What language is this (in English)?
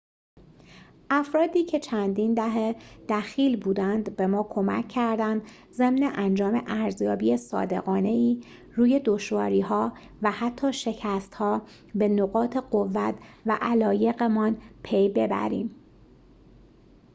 Persian